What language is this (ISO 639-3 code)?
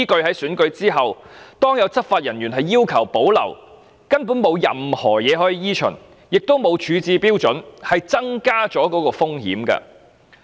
yue